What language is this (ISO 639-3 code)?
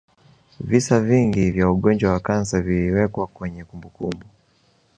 swa